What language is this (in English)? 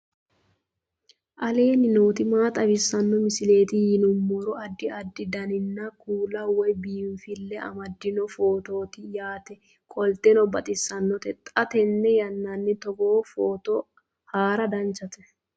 Sidamo